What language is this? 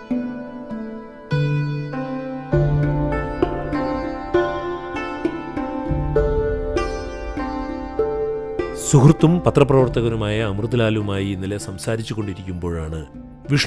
Malayalam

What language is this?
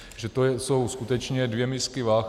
Czech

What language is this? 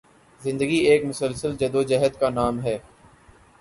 Urdu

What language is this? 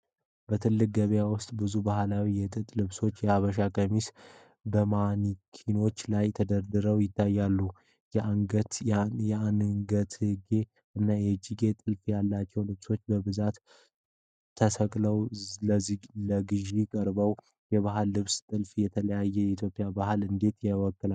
Amharic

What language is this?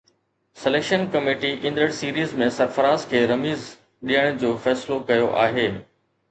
Sindhi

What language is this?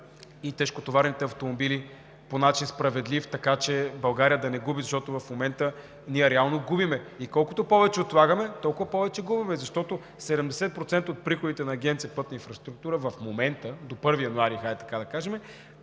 Bulgarian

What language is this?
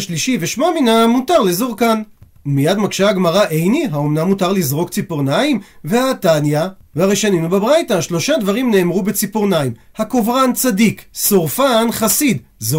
Hebrew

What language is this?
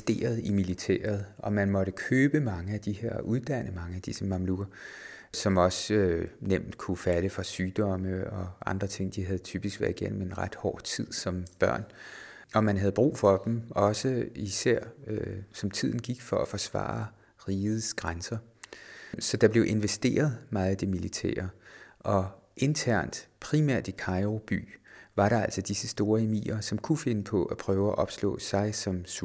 Danish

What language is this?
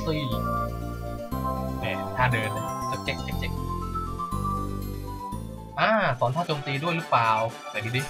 Thai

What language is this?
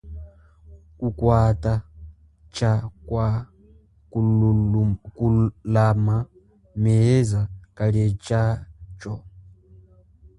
Chokwe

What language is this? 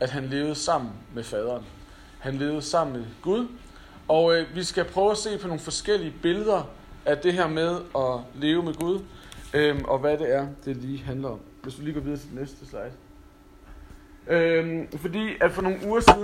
Danish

